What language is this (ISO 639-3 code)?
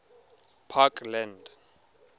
tsn